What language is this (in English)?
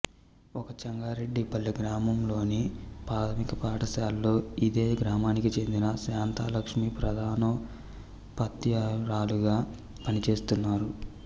Telugu